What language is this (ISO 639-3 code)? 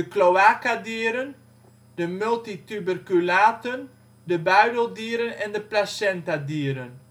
nld